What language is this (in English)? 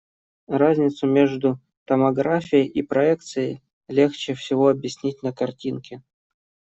Russian